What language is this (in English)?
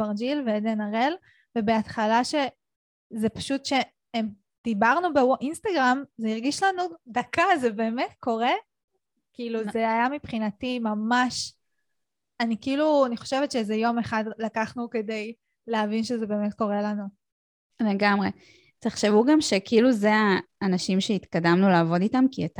Hebrew